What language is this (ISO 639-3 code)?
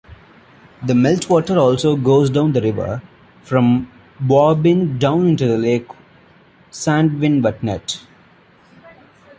eng